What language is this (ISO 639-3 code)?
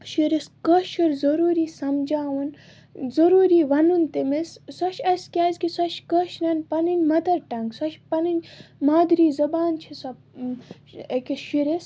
kas